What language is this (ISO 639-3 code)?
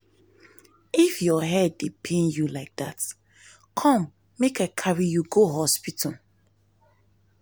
pcm